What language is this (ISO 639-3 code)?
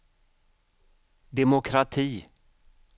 swe